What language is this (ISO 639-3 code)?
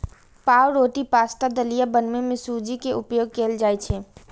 mai